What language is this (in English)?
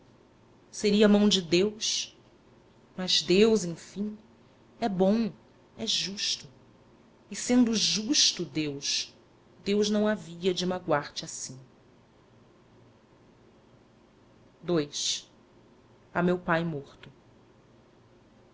Portuguese